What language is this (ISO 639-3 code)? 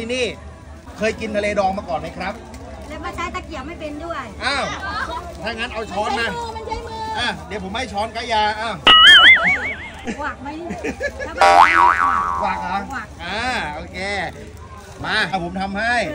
tha